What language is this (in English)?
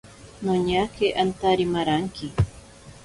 Ashéninka Perené